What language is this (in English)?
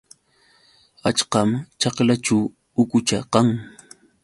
Yauyos Quechua